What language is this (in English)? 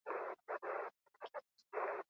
Basque